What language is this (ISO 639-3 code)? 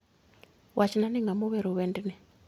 luo